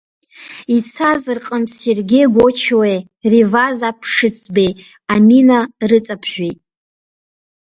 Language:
Abkhazian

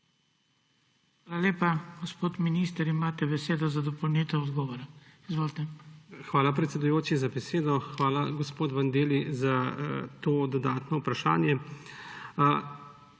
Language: Slovenian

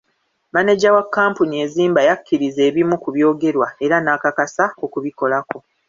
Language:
Ganda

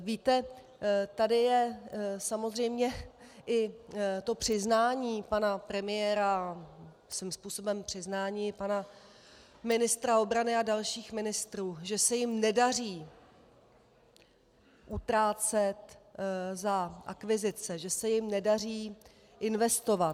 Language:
Czech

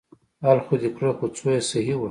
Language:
Pashto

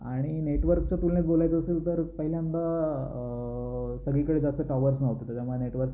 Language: Marathi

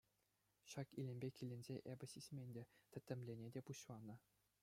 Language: Chuvash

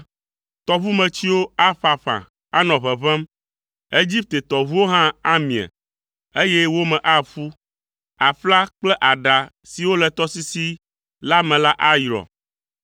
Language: Ewe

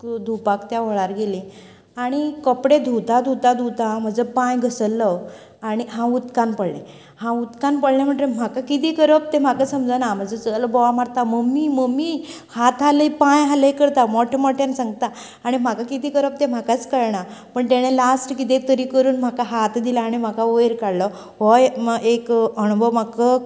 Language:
Konkani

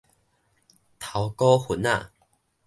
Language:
Min Nan Chinese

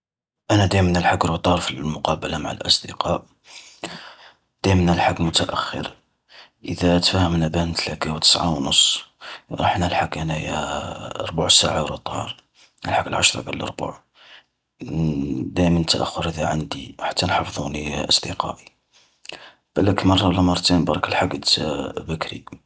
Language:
Algerian Arabic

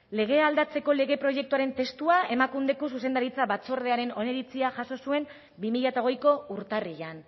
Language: Basque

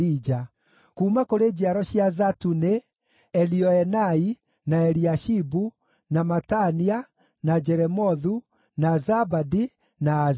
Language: Kikuyu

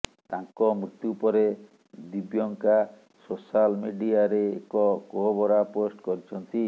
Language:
Odia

